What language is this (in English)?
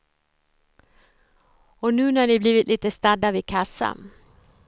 Swedish